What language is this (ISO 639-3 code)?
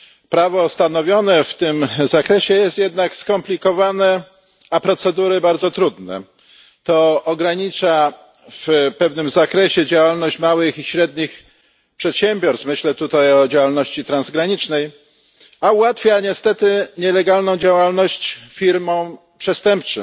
pol